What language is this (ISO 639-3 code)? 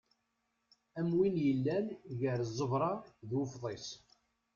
kab